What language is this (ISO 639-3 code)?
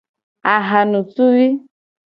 gej